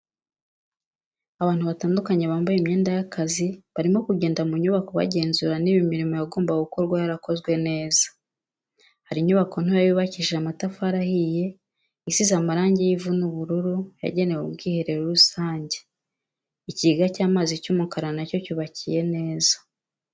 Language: Kinyarwanda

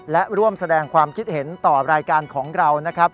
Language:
Thai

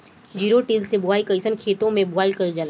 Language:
Bhojpuri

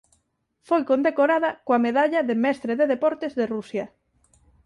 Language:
Galician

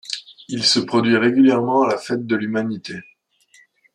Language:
French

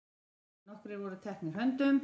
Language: Icelandic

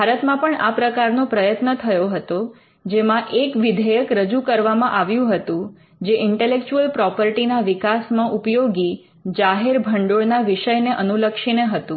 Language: Gujarati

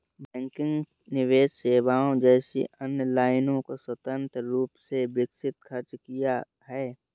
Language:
Hindi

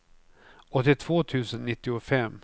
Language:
Swedish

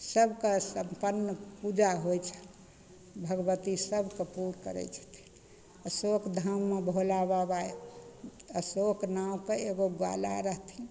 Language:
Maithili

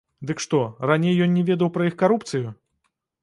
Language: Belarusian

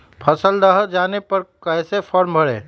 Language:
Magahi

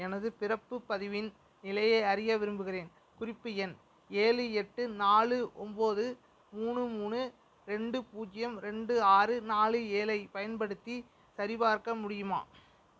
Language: Tamil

